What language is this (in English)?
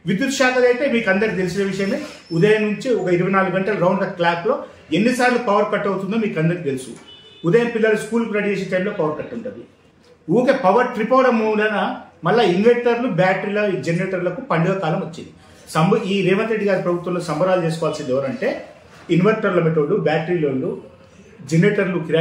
Telugu